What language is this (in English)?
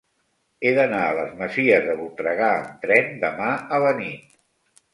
Catalan